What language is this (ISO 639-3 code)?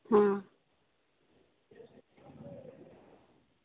doi